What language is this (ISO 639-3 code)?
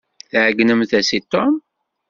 kab